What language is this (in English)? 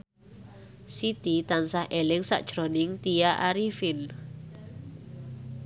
Javanese